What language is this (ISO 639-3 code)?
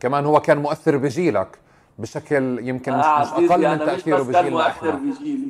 ara